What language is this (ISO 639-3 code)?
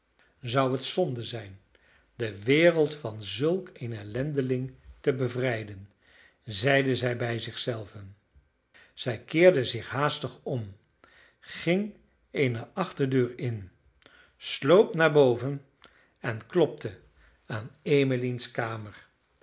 nld